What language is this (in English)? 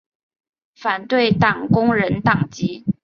Chinese